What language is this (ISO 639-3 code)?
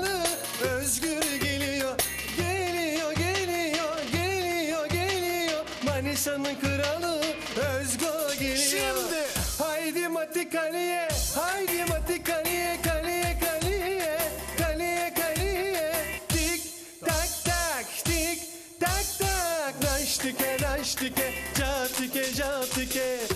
tur